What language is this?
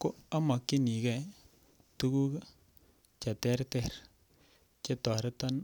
Kalenjin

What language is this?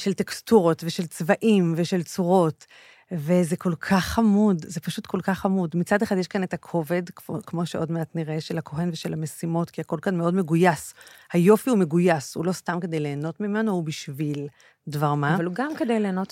Hebrew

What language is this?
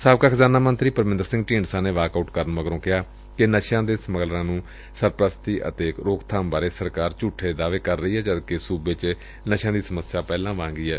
Punjabi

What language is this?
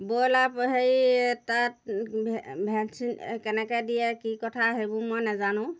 Assamese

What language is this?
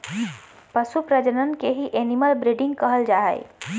Magahi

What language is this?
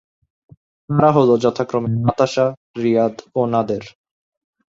Bangla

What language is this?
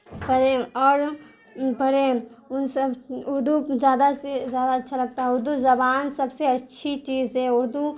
Urdu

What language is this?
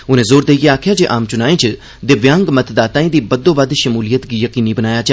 Dogri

